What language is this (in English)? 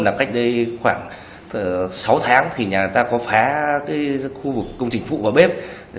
Vietnamese